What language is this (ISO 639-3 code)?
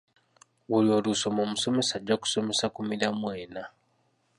lug